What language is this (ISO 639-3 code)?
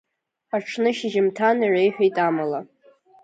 abk